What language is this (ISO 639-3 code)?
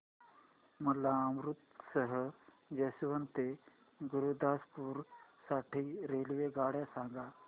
mar